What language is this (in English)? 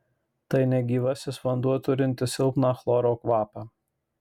Lithuanian